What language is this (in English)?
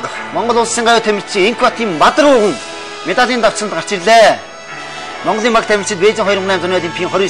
Romanian